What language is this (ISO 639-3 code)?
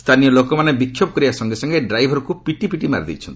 ori